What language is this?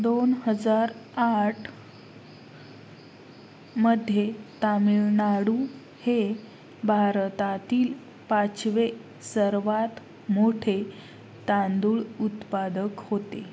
Marathi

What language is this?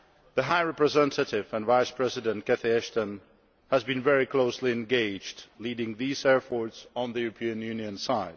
English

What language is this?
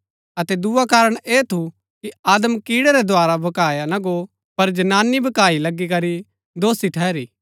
Gaddi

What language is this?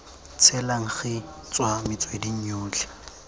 Tswana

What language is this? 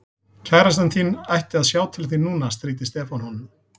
Icelandic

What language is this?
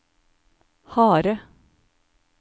Norwegian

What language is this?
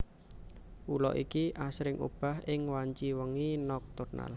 Javanese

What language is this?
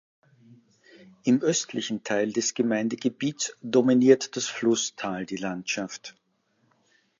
German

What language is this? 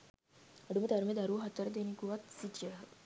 Sinhala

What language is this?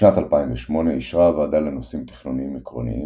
Hebrew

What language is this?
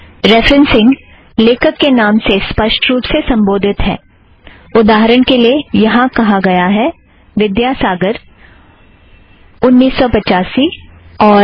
Hindi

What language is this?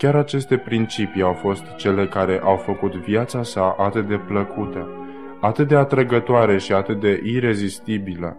Romanian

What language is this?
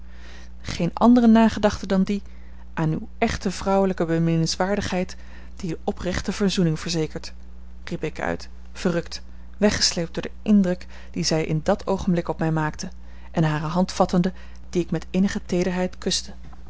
Dutch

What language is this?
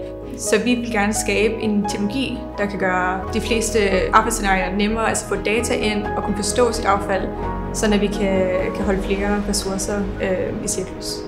Danish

